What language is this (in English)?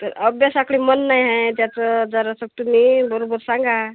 Marathi